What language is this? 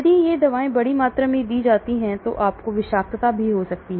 Hindi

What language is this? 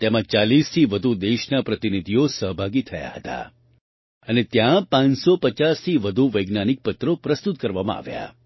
Gujarati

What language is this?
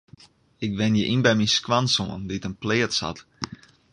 Western Frisian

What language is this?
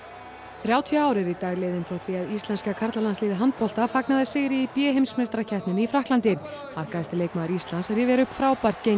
Icelandic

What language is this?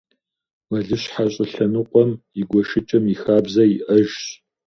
Kabardian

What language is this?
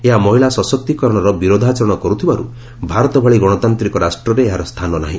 Odia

